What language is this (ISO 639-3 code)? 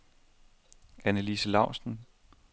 dan